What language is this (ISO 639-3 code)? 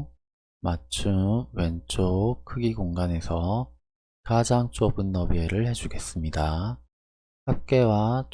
kor